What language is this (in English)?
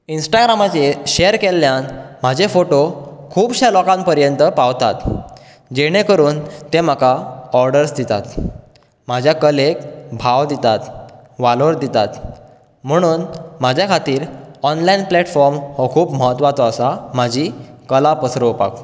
Konkani